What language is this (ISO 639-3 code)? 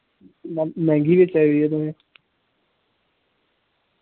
doi